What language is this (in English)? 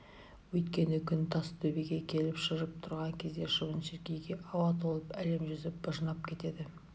Kazakh